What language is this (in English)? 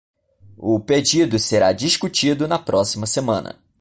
Portuguese